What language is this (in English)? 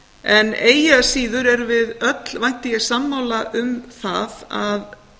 Icelandic